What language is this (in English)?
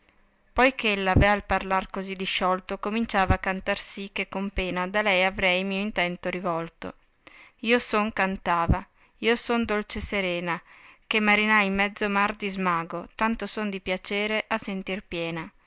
Italian